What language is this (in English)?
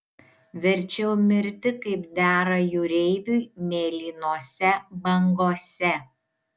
Lithuanian